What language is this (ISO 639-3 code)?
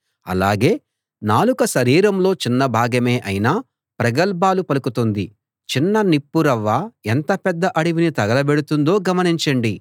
tel